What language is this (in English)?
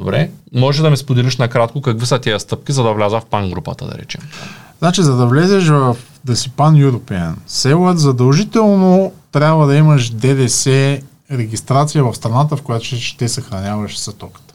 Bulgarian